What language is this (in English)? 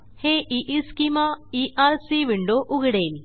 Marathi